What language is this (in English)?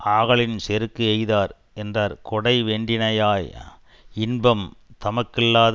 Tamil